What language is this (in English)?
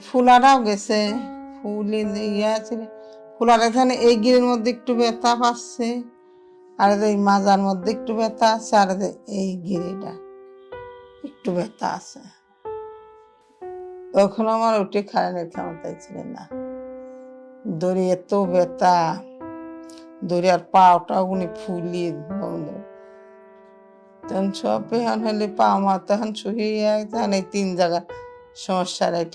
Turkish